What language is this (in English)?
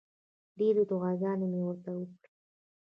Pashto